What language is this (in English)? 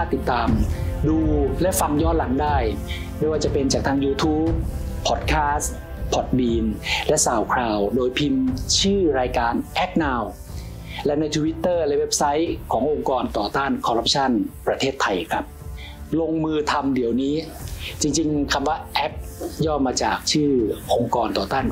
Thai